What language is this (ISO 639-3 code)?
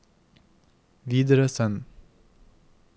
nor